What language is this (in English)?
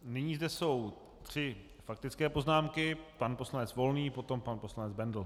Czech